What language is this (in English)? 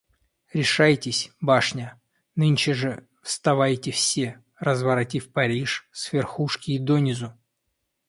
Russian